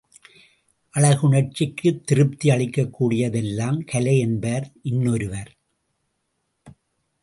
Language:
Tamil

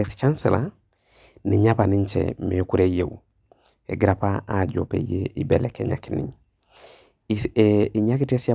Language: Masai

